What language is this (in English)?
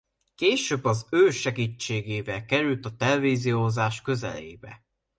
Hungarian